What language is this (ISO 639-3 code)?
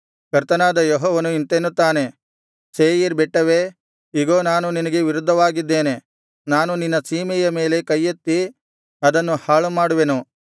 kan